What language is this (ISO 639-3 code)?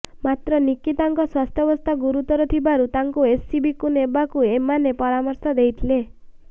ori